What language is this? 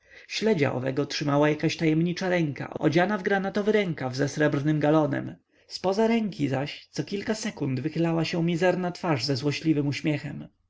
Polish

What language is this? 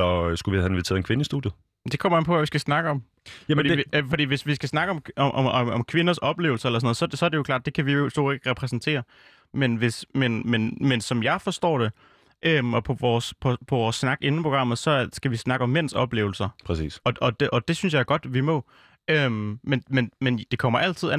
Danish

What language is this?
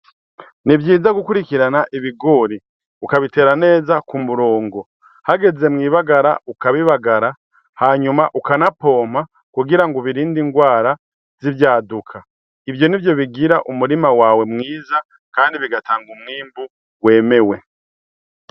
Rundi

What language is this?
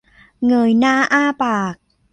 Thai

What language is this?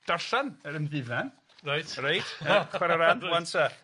Welsh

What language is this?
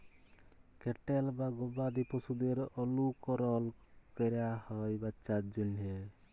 Bangla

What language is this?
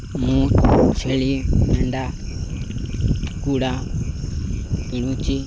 Odia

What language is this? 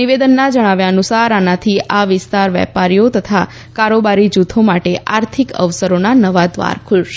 Gujarati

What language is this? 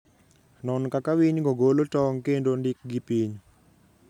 Luo (Kenya and Tanzania)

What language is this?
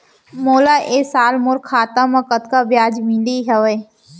Chhattisgarhi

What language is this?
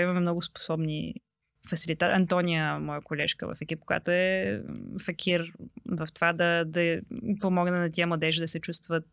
Bulgarian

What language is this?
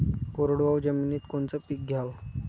Marathi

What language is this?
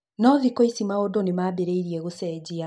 Kikuyu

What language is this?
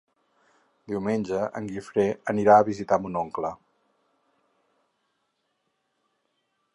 Catalan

